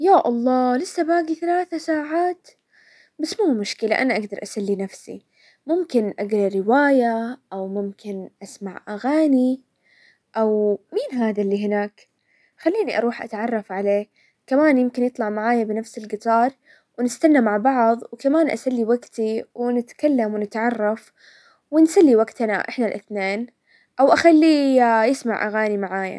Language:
Hijazi Arabic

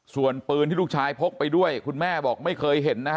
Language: Thai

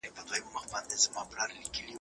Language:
Pashto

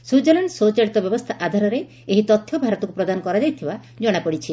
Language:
Odia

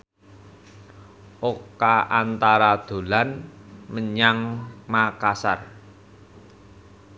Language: Javanese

